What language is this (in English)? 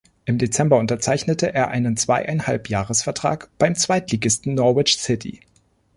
German